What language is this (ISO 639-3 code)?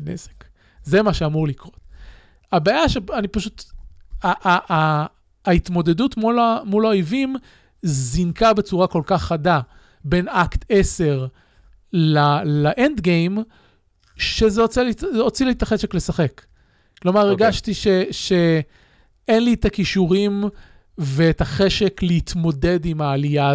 heb